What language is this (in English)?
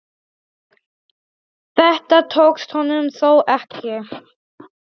Icelandic